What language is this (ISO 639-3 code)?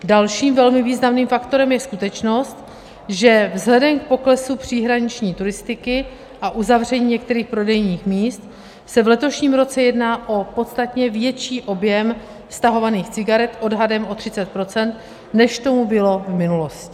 ces